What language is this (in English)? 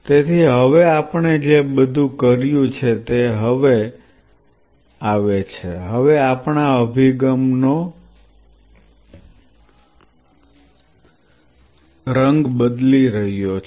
Gujarati